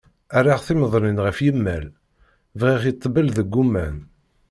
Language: Kabyle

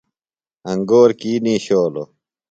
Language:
Phalura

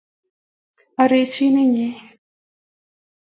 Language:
Kalenjin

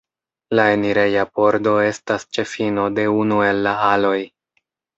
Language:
Esperanto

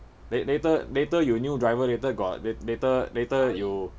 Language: English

